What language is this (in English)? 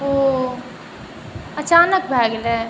Maithili